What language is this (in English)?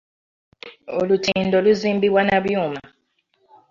Ganda